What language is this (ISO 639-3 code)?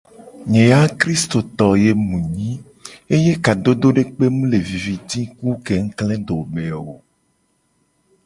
gej